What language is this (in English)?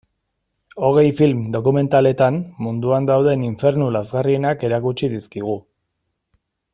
Basque